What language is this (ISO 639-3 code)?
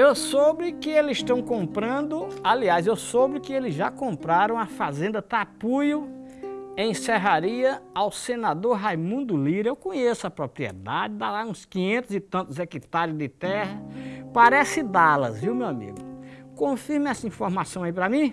por